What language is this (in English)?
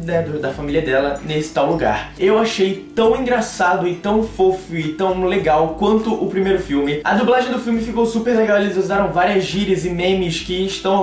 Portuguese